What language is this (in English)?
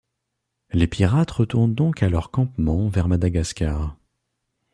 French